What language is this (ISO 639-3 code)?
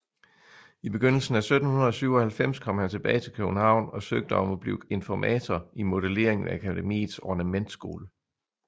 dan